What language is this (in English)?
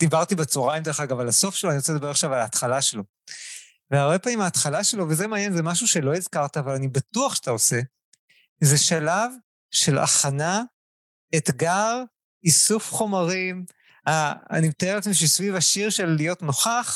Hebrew